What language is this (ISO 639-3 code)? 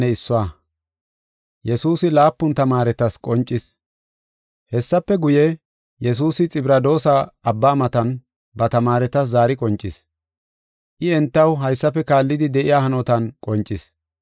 gof